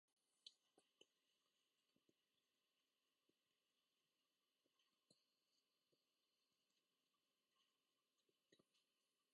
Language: Japanese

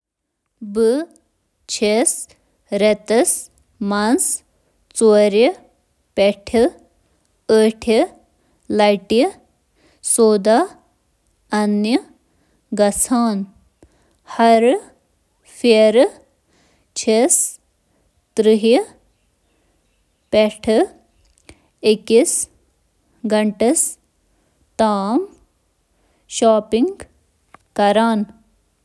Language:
Kashmiri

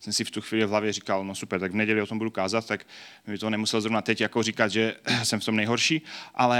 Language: Czech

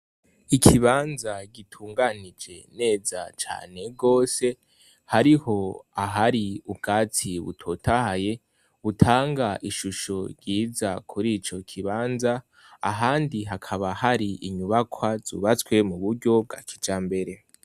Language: Rundi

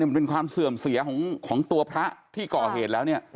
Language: Thai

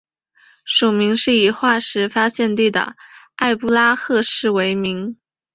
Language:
Chinese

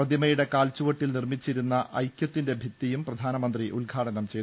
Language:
Malayalam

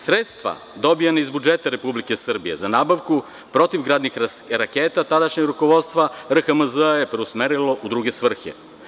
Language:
Serbian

